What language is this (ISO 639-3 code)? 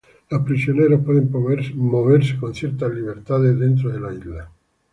spa